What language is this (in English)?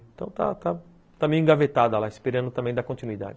Portuguese